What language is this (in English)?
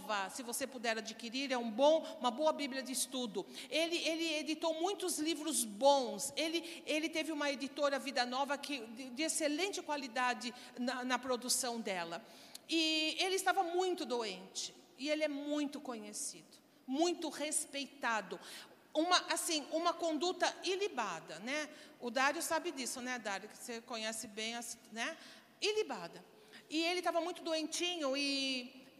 Portuguese